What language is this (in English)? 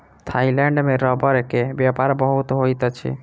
Maithili